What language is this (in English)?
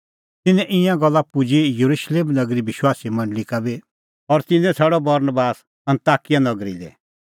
Kullu Pahari